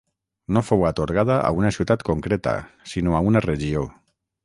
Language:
Catalan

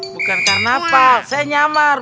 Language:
Indonesian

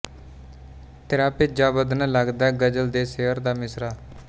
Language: Punjabi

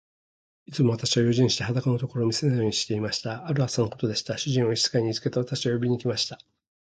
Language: Japanese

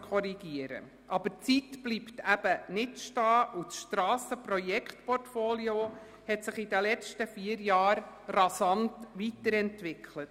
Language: Swiss German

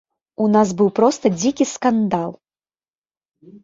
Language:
Belarusian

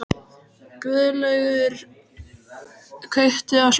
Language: Icelandic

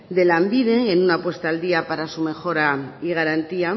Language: Spanish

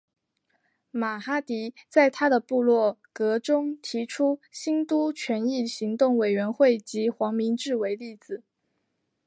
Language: Chinese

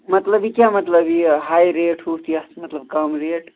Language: Kashmiri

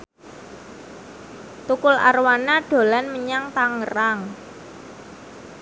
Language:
Javanese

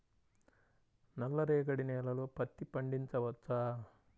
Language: Telugu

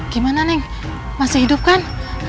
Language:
Indonesian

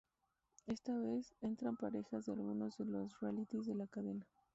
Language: Spanish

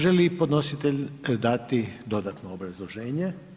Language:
Croatian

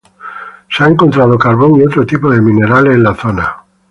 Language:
Spanish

